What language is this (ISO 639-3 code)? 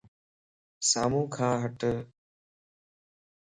lss